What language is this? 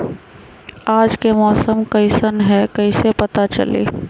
Magahi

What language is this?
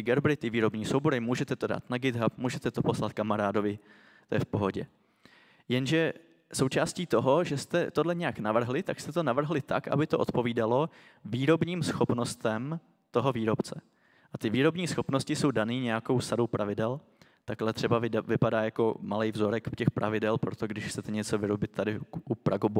Czech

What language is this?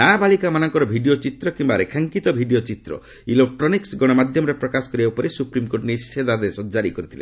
Odia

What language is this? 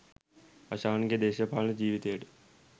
Sinhala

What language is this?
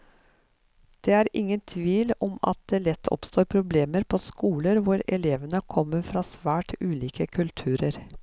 Norwegian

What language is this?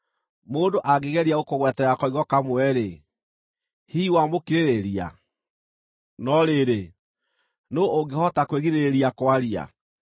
Kikuyu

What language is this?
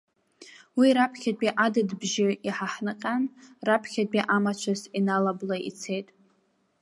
Abkhazian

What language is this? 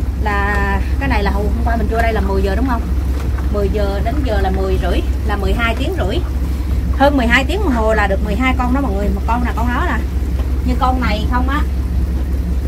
Vietnamese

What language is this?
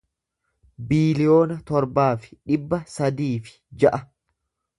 Oromo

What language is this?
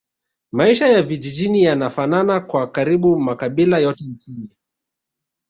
Swahili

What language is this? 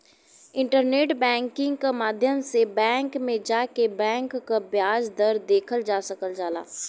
Bhojpuri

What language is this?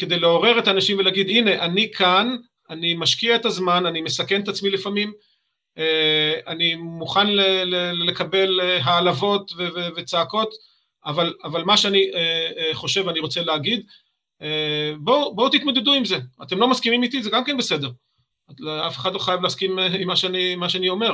Hebrew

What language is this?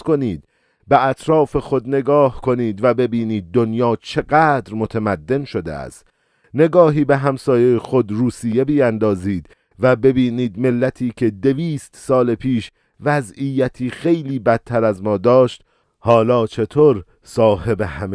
Persian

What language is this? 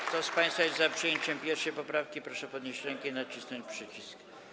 Polish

